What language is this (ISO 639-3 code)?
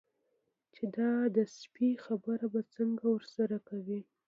pus